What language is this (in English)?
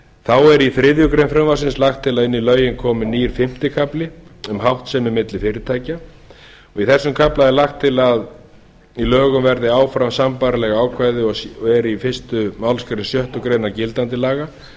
Icelandic